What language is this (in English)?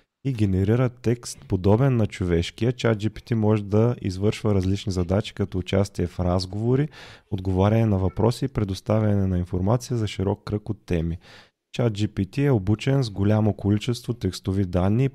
Bulgarian